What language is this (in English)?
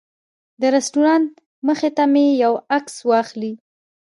Pashto